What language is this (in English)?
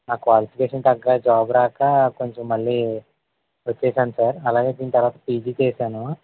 Telugu